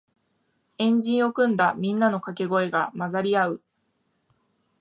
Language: Japanese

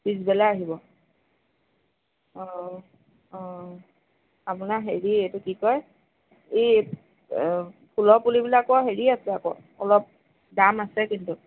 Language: Assamese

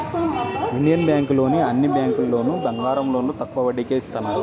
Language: Telugu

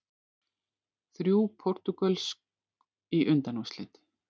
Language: Icelandic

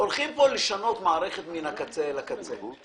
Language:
Hebrew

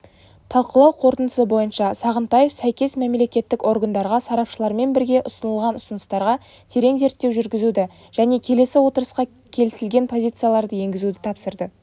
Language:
Kazakh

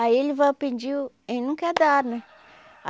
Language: Portuguese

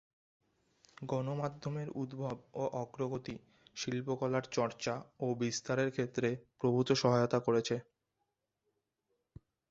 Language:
Bangla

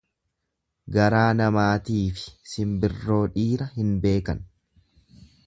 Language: Oromo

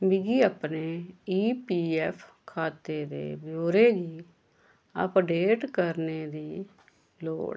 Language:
Dogri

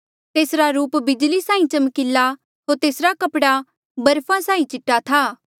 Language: Mandeali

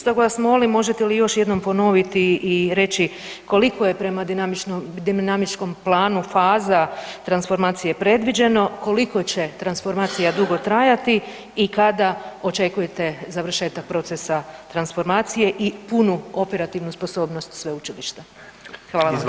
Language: Croatian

